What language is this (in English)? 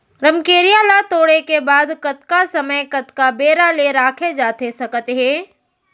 Chhattisgarhi